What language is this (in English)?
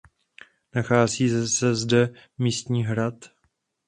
Czech